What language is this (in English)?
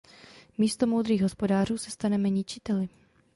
Czech